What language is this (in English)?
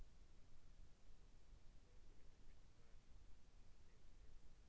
Russian